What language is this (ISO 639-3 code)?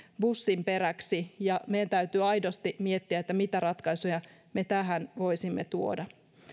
fin